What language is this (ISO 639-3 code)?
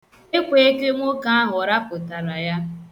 ibo